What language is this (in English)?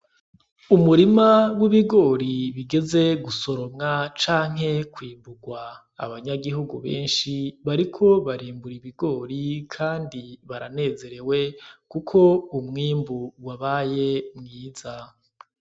Rundi